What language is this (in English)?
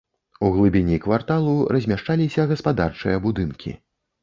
Belarusian